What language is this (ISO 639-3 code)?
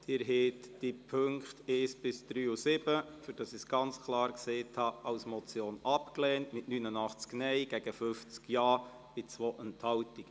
gsw